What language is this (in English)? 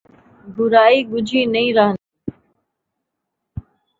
Saraiki